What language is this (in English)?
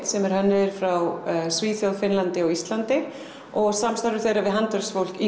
Icelandic